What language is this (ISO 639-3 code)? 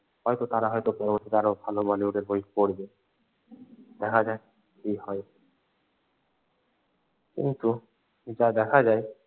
ben